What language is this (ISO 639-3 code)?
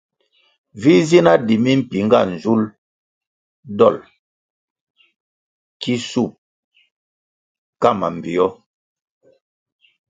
nmg